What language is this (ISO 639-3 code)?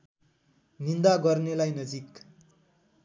nep